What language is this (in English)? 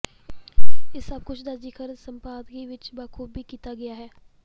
Punjabi